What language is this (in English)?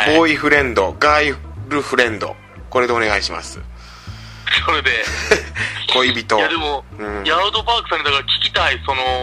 Japanese